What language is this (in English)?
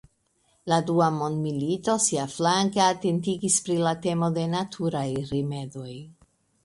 Esperanto